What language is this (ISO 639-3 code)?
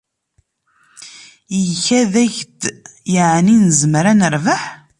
kab